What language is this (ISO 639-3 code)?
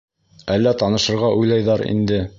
bak